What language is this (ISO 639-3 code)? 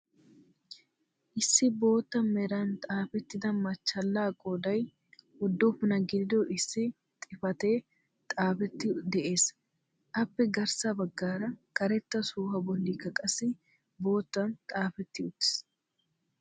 wal